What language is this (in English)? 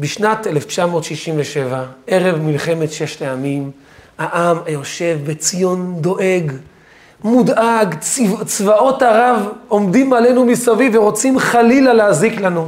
Hebrew